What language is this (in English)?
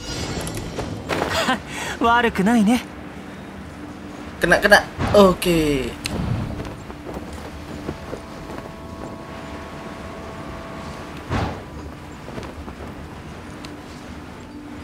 Japanese